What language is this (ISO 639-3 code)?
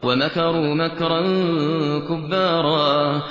ara